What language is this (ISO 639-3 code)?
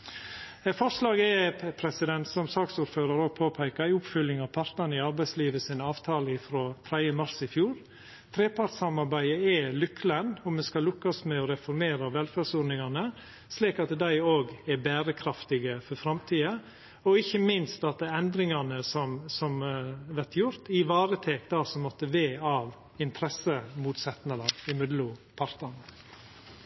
nor